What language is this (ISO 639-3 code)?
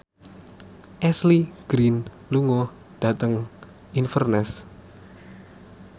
jav